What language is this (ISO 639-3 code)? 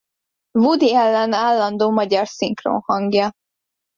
hun